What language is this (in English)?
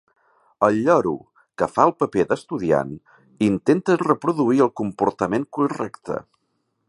Catalan